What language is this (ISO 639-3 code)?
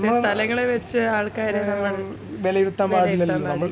mal